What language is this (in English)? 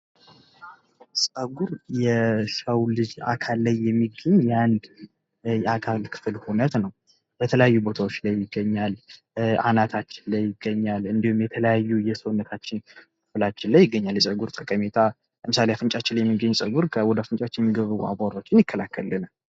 Amharic